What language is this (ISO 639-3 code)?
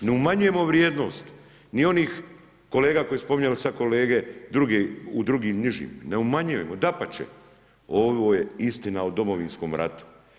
hrv